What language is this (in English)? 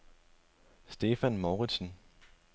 Danish